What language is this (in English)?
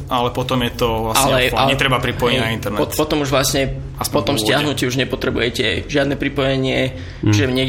Slovak